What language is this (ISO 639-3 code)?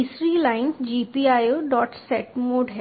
hin